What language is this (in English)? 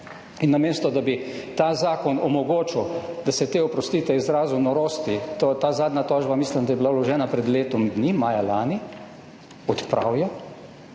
Slovenian